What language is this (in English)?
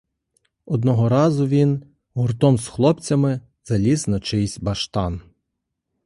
Ukrainian